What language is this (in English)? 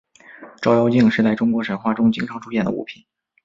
Chinese